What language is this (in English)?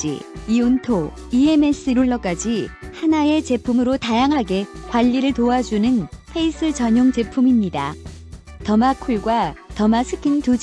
Korean